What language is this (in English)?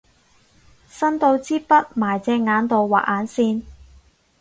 Cantonese